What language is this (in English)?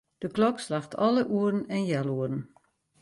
Western Frisian